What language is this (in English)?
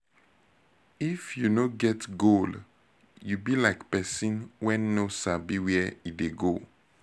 Nigerian Pidgin